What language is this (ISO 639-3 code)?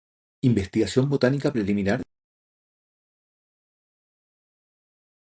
spa